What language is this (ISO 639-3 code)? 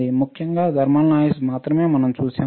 tel